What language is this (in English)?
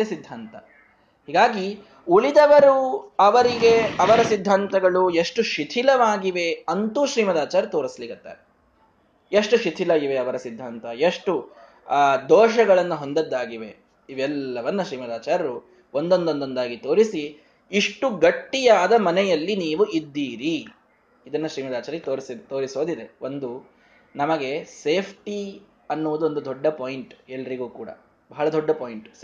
Kannada